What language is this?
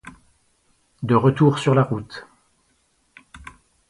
French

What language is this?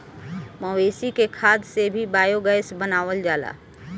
Bhojpuri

